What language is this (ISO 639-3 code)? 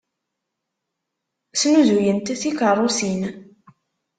kab